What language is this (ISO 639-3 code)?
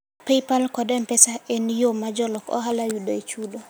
luo